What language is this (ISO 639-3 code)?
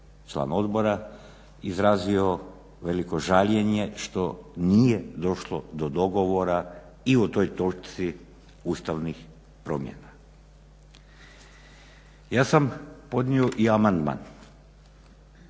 hrv